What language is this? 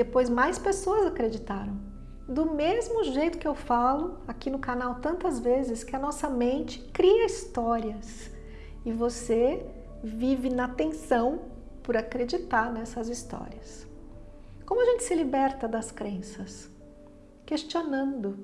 Portuguese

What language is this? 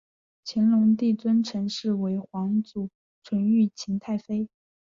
Chinese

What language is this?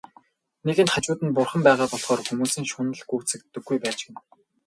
Mongolian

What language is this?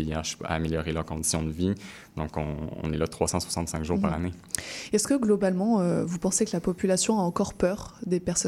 French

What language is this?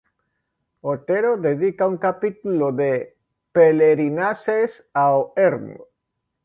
Galician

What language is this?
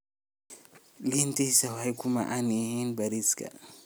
Somali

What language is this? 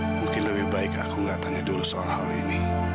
Indonesian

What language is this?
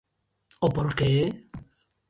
Galician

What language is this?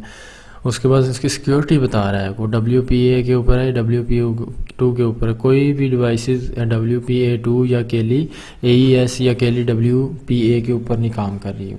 Urdu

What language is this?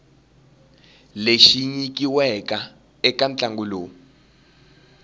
Tsonga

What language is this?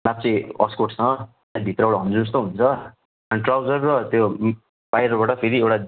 Nepali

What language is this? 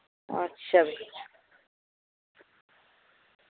Dogri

